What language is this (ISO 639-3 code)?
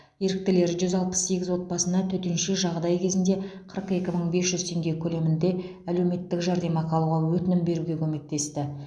kaz